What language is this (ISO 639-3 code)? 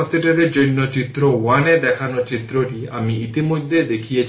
ben